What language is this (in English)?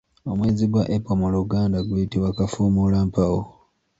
Ganda